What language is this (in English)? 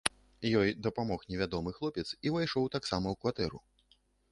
Belarusian